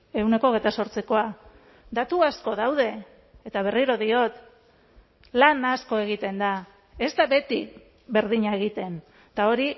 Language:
Basque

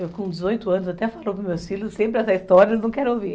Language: Portuguese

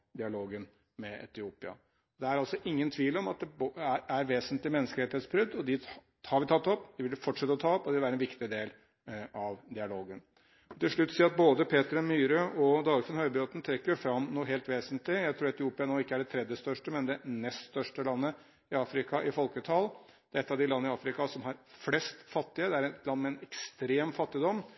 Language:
Norwegian Bokmål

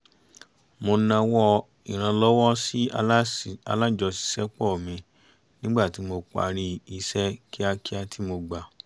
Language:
Yoruba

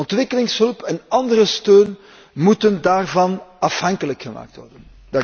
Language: Dutch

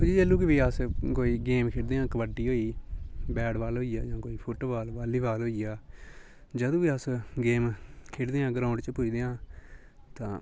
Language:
Dogri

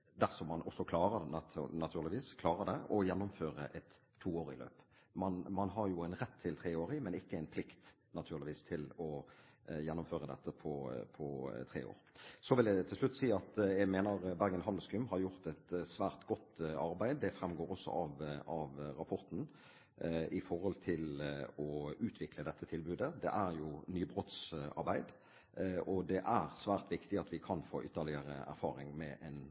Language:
Norwegian Bokmål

